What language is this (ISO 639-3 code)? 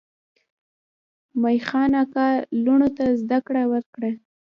pus